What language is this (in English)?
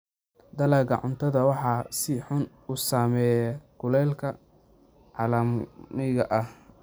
Somali